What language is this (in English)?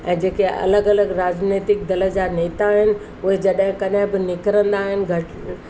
Sindhi